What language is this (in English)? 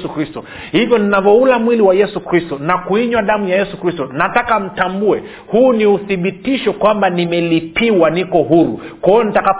Swahili